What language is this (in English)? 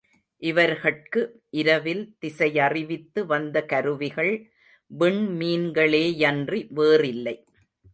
Tamil